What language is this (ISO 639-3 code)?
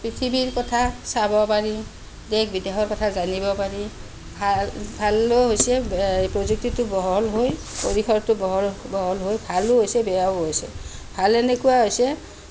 asm